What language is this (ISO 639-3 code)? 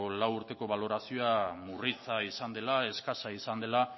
eus